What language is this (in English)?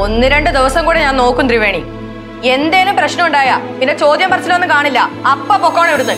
Malayalam